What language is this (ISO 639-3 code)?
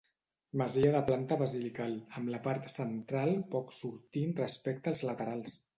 cat